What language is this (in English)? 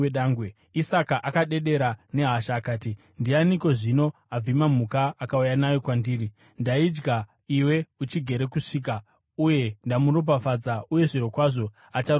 Shona